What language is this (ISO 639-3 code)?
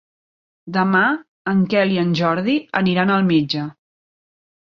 cat